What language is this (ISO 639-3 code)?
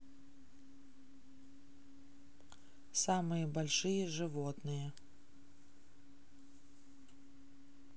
rus